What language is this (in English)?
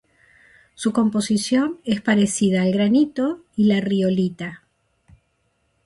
Spanish